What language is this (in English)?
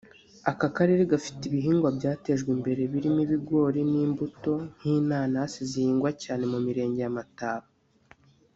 Kinyarwanda